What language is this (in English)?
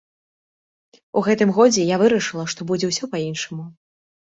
Belarusian